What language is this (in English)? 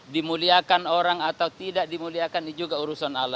Indonesian